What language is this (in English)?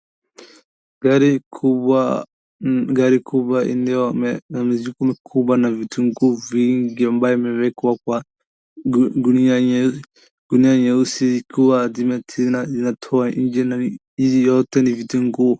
Swahili